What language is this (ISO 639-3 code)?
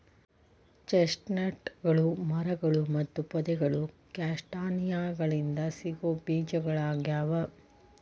kan